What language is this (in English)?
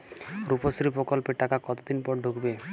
Bangla